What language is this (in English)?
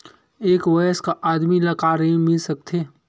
Chhattisgarhi